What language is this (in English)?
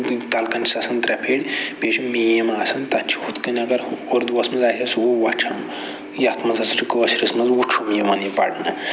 Kashmiri